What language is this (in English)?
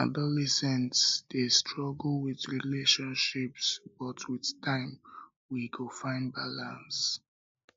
Nigerian Pidgin